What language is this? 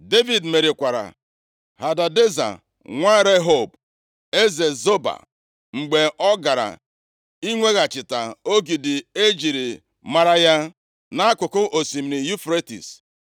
Igbo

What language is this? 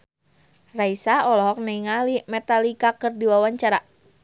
Sundanese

